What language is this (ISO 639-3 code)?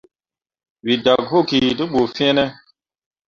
mua